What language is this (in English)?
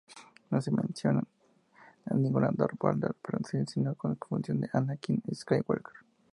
Spanish